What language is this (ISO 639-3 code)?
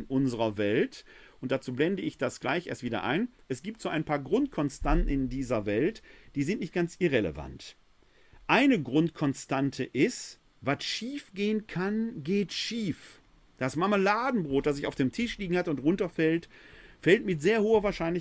deu